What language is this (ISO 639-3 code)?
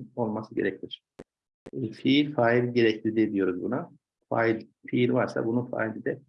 tur